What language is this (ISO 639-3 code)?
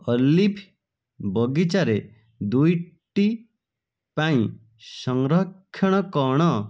ori